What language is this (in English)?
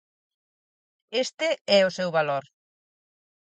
Galician